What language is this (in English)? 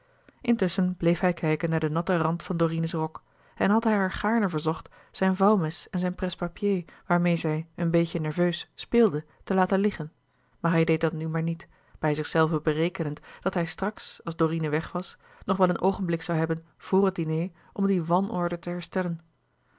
Dutch